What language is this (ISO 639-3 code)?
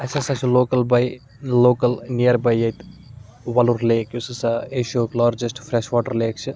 kas